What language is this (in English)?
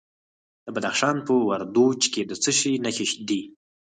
Pashto